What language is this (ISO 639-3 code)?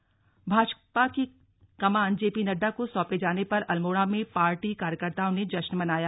hin